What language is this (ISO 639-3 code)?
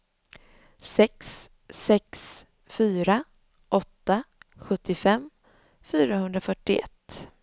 swe